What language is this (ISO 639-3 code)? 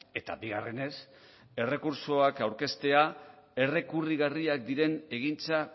eus